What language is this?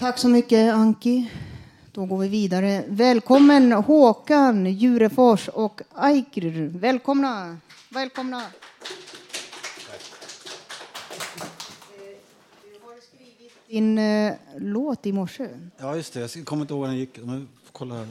Swedish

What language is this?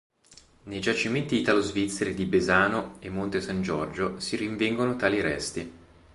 Italian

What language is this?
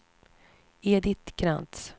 Swedish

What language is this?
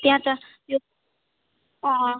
Nepali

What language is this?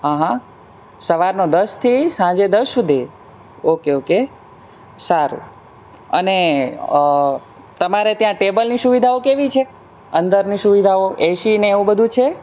Gujarati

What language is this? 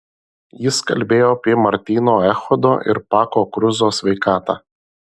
Lithuanian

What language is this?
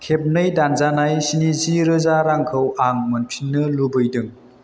Bodo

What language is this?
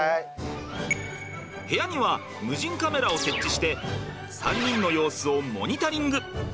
Japanese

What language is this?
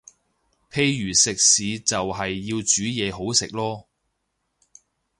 Cantonese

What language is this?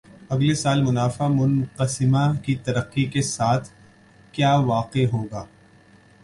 Urdu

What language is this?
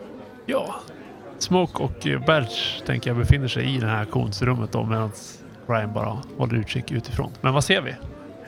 Swedish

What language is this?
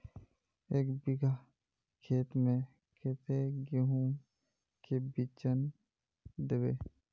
Magahi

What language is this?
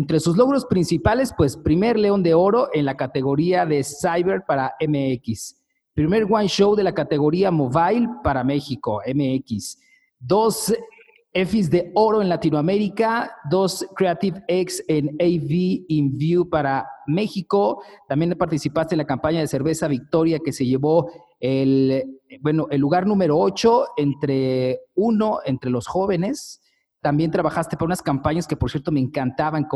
Spanish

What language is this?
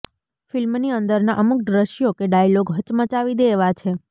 Gujarati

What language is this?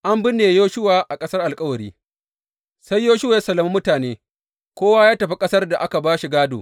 Hausa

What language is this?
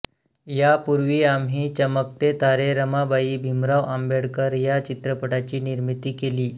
Marathi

